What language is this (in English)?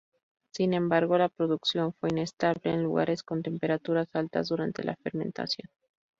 Spanish